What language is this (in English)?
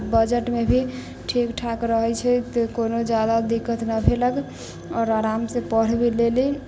Maithili